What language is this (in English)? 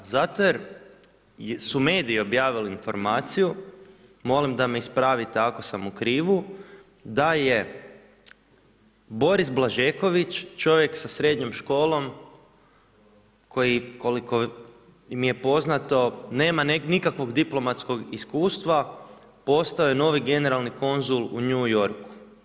Croatian